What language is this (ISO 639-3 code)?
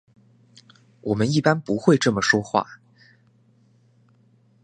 zho